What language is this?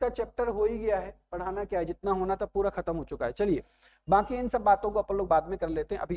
Hindi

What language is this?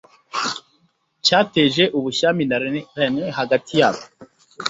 Kinyarwanda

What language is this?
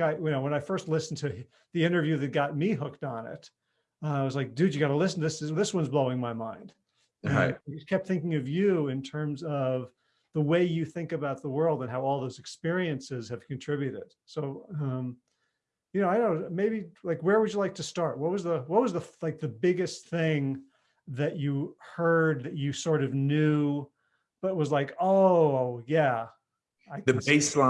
English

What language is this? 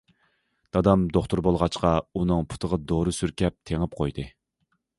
Uyghur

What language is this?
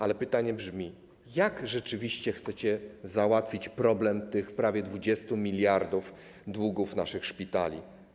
Polish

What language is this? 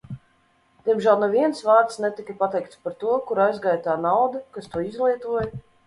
Latvian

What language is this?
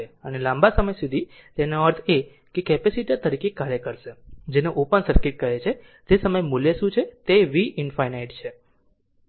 Gujarati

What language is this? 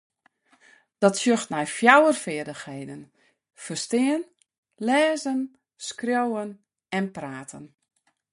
Western Frisian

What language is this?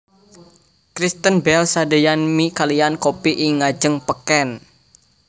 Javanese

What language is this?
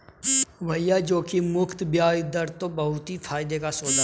Hindi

